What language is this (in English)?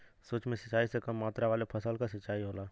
Bhojpuri